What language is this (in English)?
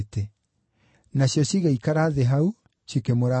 Kikuyu